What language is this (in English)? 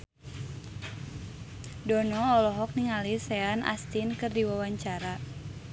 Sundanese